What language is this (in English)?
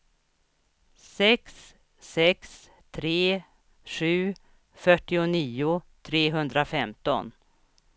Swedish